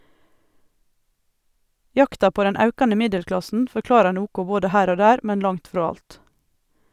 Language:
Norwegian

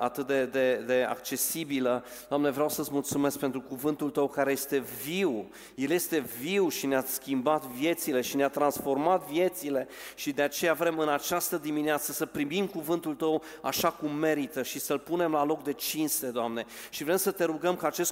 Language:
Romanian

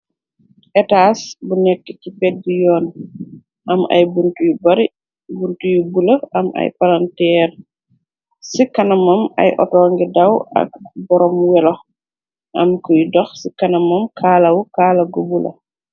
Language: Wolof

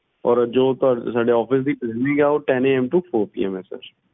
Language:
Punjabi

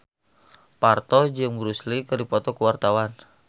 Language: Sundanese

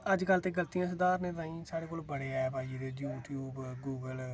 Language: Dogri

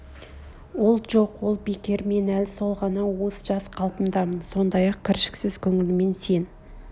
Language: Kazakh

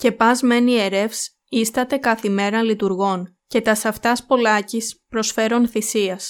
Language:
Greek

